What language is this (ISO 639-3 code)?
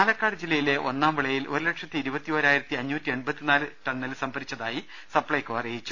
mal